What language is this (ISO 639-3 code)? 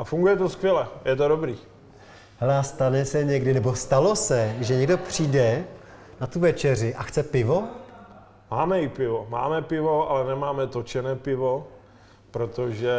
ces